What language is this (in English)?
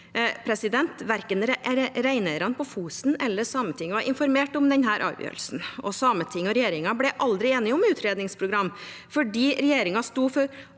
Norwegian